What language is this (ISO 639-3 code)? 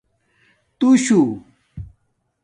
dmk